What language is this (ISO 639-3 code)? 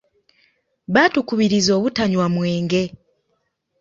lug